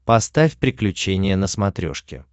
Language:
Russian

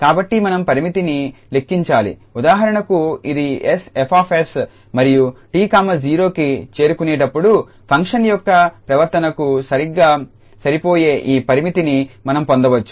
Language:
Telugu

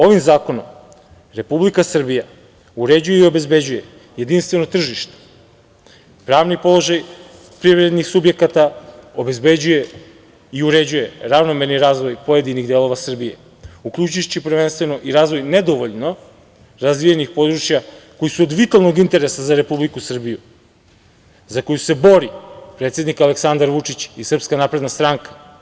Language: Serbian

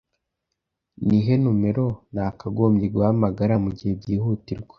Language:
Kinyarwanda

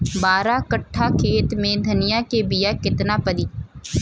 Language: Bhojpuri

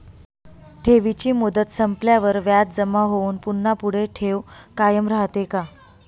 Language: Marathi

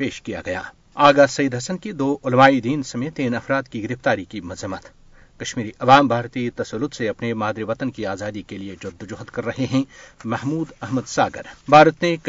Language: Urdu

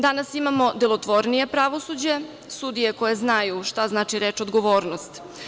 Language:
Serbian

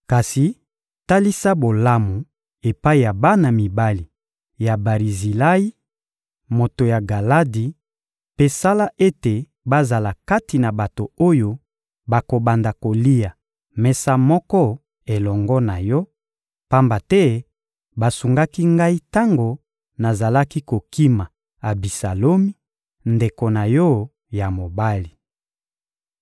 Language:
Lingala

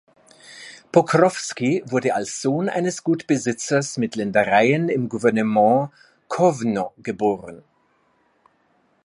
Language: German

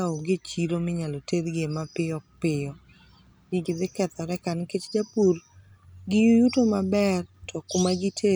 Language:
Luo (Kenya and Tanzania)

